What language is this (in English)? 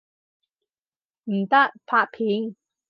Cantonese